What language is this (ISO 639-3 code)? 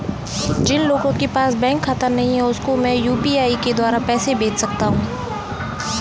hin